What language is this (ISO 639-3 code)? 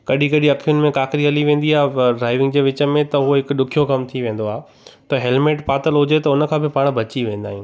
snd